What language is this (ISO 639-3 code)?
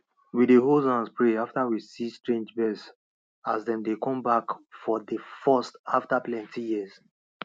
pcm